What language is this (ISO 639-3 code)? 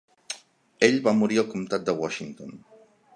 cat